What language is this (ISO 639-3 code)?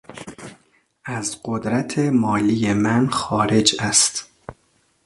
fas